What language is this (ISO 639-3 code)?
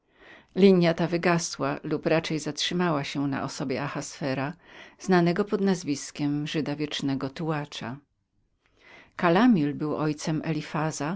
pol